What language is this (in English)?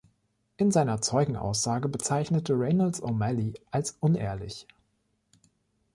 German